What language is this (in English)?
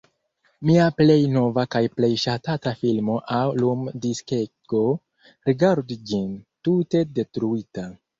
Esperanto